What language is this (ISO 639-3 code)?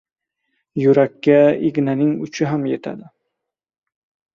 uzb